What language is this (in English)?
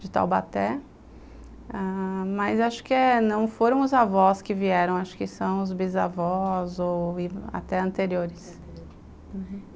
Portuguese